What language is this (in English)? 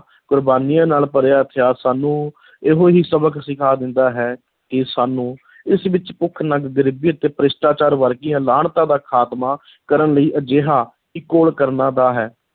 Punjabi